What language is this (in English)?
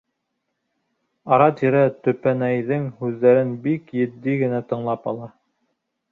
Bashkir